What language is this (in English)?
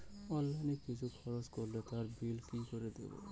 Bangla